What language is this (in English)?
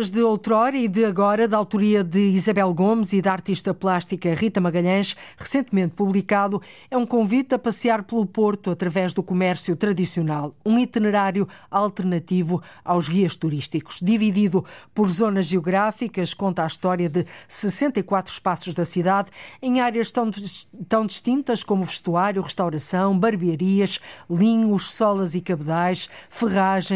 Portuguese